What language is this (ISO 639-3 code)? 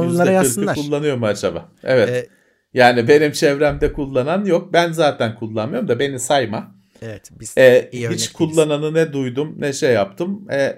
tur